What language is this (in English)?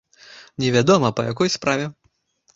Belarusian